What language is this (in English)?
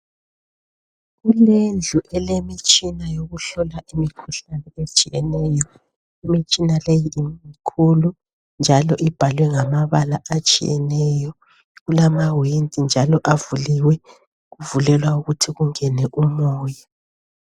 North Ndebele